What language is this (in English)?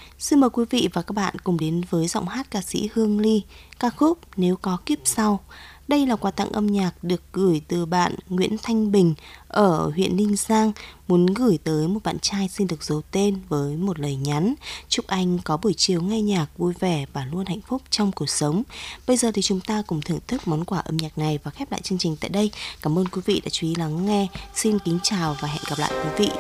Vietnamese